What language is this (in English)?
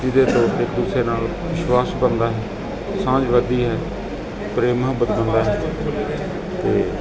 Punjabi